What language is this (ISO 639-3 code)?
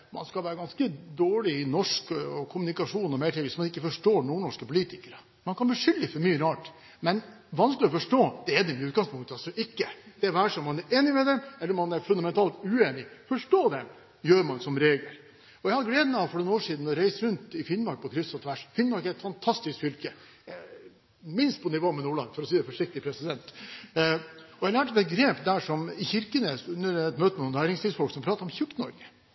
nob